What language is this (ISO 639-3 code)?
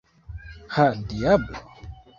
epo